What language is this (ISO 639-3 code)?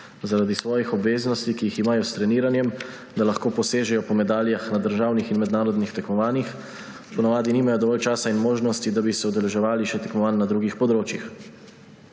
slv